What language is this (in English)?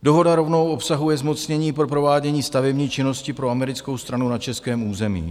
Czech